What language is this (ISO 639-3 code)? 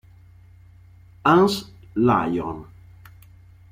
ita